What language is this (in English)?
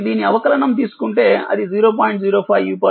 Telugu